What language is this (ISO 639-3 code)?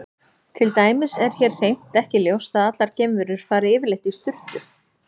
isl